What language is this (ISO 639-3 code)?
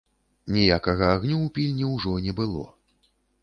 bel